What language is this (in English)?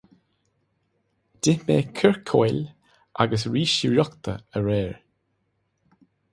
Irish